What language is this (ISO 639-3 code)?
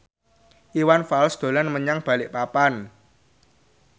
jav